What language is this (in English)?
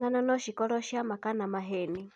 Kikuyu